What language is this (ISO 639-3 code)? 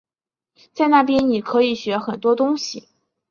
zho